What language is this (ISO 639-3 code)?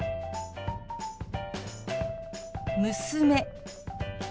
jpn